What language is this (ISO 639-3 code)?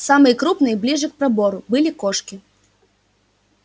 rus